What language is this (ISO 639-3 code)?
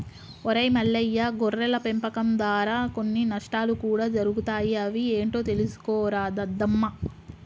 tel